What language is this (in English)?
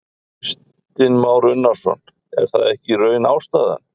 Icelandic